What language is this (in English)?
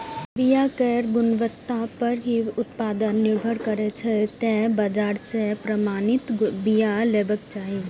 Maithili